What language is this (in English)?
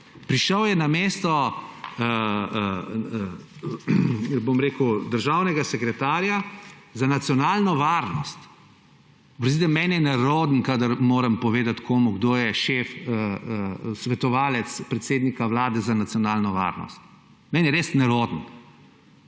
Slovenian